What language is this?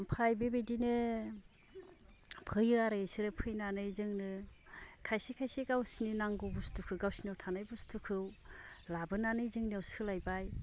Bodo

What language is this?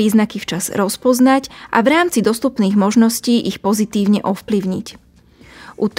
Slovak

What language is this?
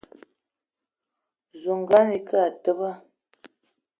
Eton (Cameroon)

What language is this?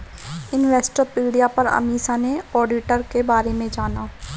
Hindi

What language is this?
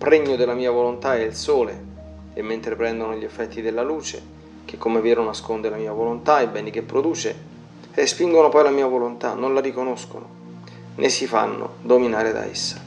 Italian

